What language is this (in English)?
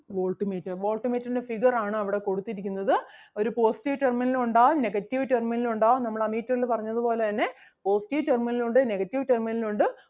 Malayalam